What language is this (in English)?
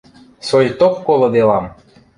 Western Mari